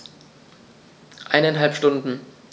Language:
German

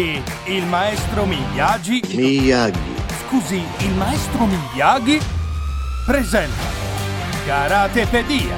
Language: Italian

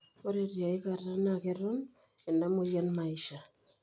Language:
Masai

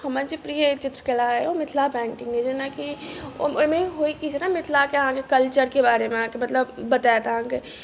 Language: Maithili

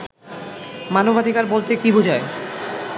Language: Bangla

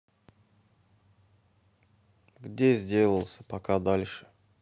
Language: Russian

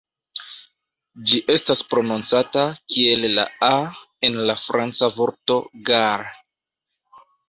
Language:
Esperanto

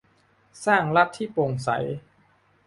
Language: Thai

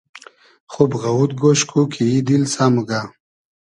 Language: Hazaragi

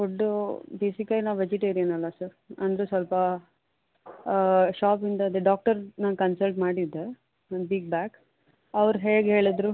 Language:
Kannada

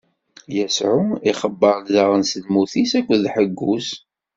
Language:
Kabyle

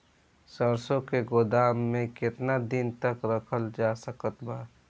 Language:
Bhojpuri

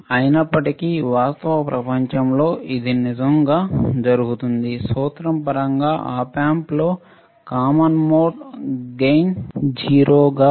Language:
Telugu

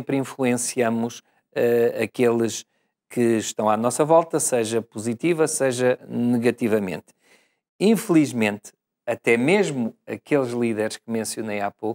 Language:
Portuguese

